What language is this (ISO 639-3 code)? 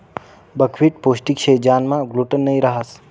mar